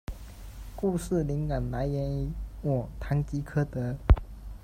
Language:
Chinese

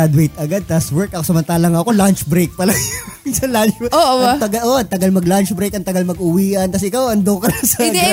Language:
Filipino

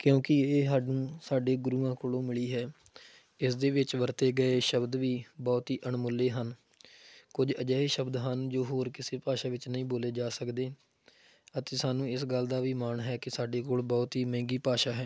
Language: Punjabi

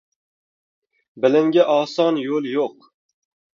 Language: Uzbek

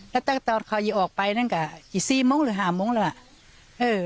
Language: Thai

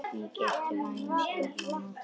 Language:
Icelandic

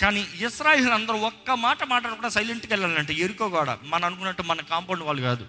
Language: Telugu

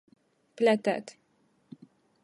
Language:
Latgalian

